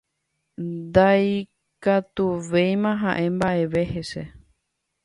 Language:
Guarani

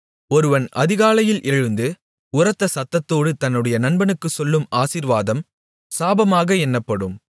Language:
Tamil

